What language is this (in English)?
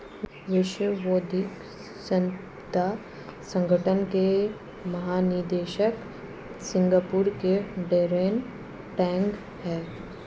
Hindi